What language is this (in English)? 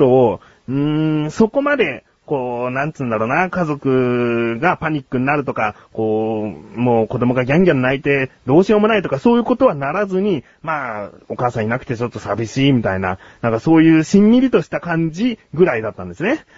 Japanese